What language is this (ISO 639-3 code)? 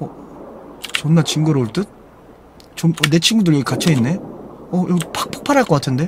kor